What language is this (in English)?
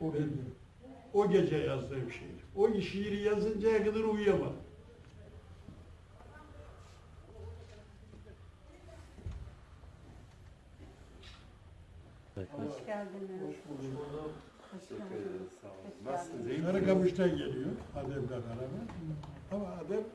Turkish